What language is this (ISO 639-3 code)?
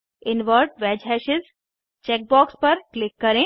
hin